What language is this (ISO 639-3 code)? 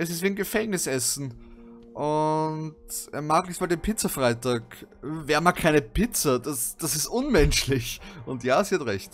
deu